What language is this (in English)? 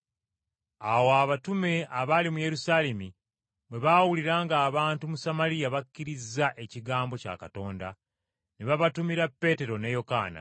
Ganda